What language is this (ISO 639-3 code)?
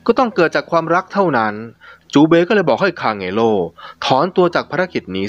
tha